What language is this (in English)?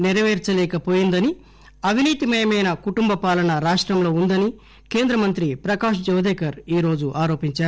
Telugu